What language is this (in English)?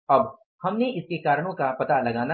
Hindi